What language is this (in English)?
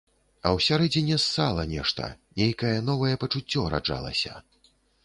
Belarusian